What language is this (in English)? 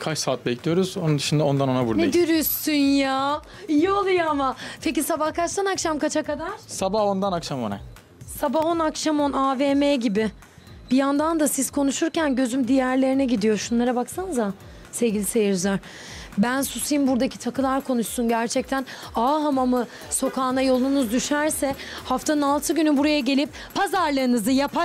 Turkish